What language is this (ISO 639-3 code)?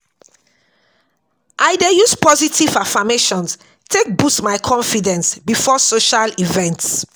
pcm